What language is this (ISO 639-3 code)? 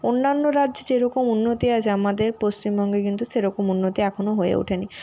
ben